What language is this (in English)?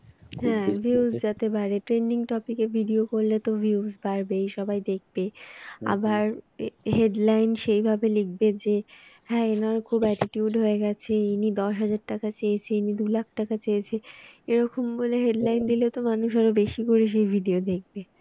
Bangla